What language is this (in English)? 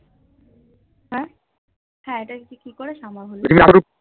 Bangla